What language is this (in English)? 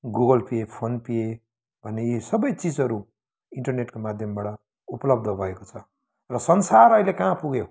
Nepali